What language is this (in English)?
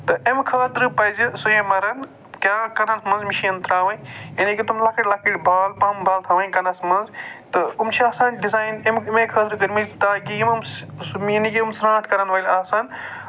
Kashmiri